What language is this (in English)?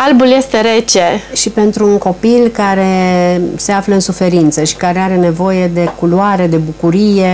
Romanian